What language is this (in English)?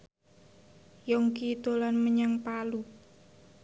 Javanese